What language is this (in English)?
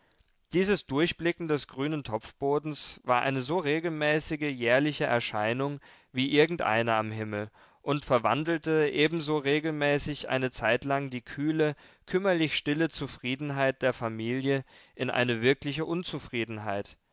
German